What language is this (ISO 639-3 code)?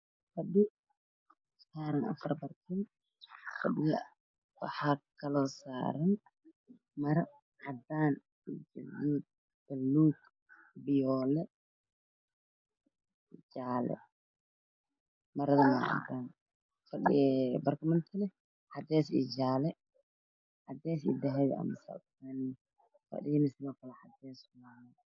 som